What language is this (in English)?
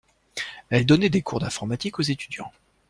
French